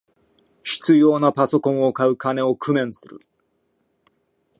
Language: Japanese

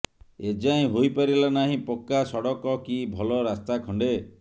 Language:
Odia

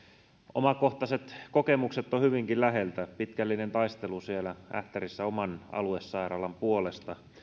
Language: Finnish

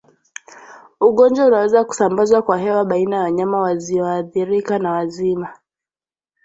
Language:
Swahili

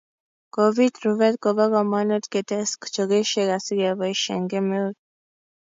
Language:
Kalenjin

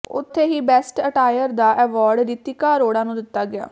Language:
Punjabi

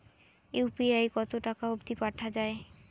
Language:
Bangla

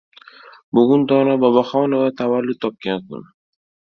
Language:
Uzbek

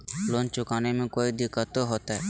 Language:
Magahi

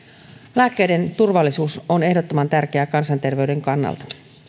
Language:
Finnish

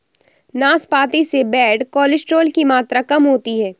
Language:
Hindi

